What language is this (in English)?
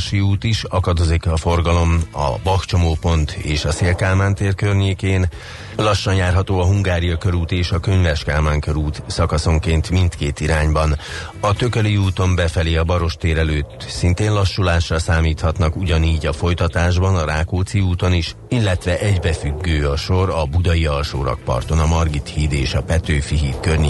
Hungarian